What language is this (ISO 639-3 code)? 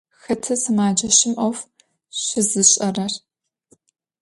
ady